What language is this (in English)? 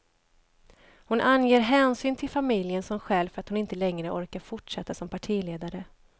Swedish